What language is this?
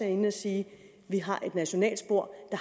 Danish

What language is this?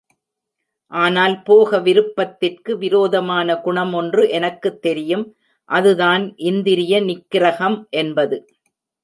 Tamil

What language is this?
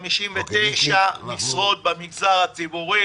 Hebrew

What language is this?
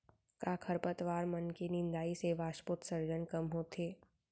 Chhattisgarhi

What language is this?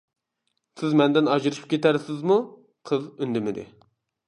Uyghur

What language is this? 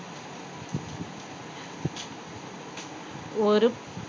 Tamil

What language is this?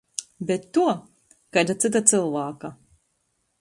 Latgalian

